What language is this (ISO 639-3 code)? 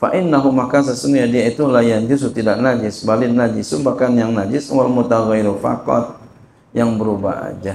ind